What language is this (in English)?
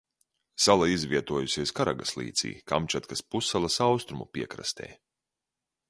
Latvian